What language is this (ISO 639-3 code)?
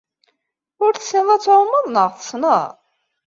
kab